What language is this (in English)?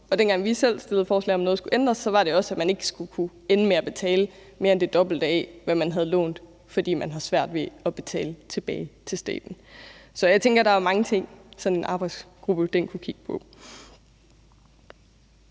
Danish